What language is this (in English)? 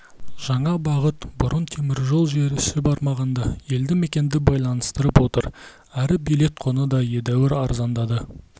Kazakh